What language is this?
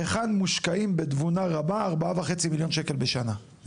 Hebrew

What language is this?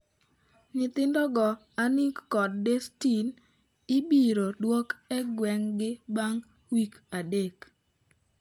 Luo (Kenya and Tanzania)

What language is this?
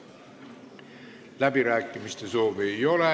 Estonian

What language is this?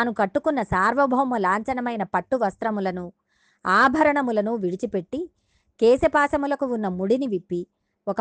Telugu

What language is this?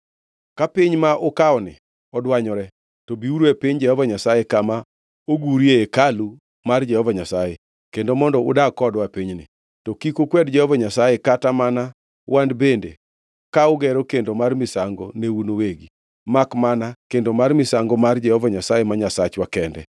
Luo (Kenya and Tanzania)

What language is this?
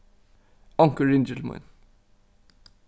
Faroese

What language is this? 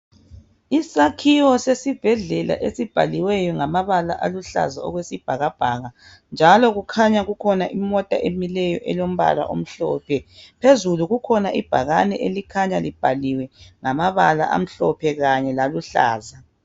North Ndebele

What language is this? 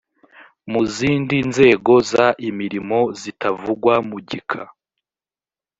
Kinyarwanda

